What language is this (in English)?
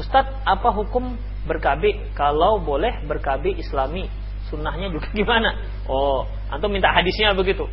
Indonesian